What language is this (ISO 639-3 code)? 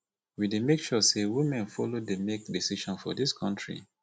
pcm